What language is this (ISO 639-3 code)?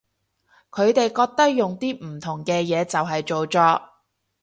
yue